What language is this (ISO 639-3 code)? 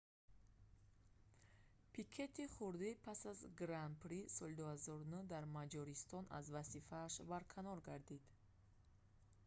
tgk